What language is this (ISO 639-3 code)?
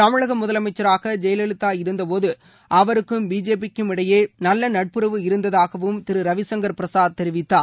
tam